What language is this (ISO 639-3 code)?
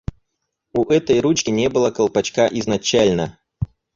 rus